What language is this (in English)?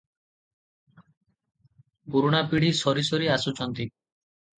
Odia